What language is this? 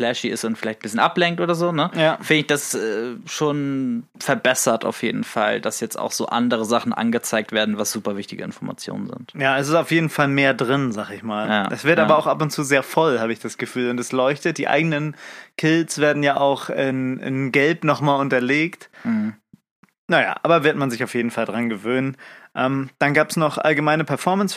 German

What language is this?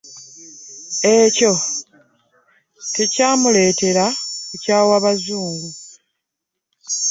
Ganda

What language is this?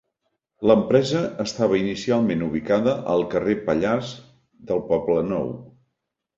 Catalan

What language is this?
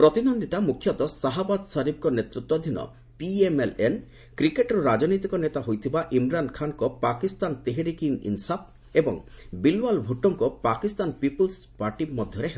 Odia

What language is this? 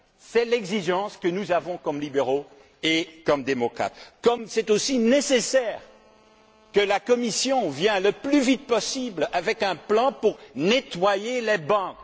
French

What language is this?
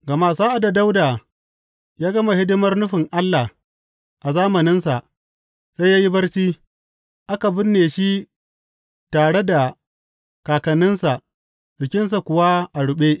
Hausa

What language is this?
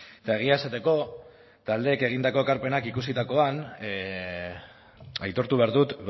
Basque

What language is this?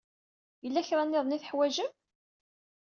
Kabyle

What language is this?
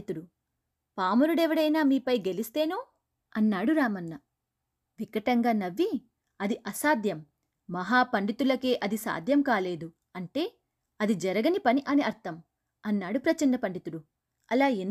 Telugu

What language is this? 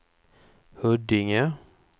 Swedish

